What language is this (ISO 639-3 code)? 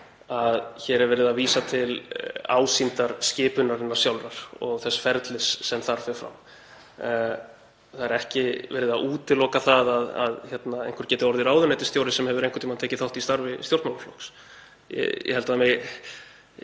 isl